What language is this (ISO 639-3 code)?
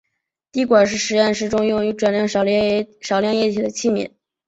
zho